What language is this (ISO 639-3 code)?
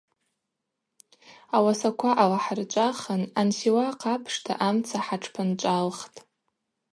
abq